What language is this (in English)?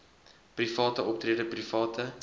Afrikaans